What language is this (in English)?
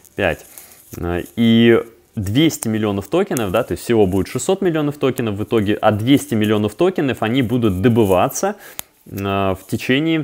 Russian